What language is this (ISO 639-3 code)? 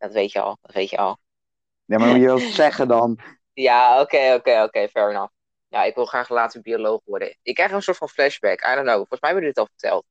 nld